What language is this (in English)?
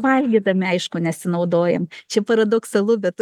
Lithuanian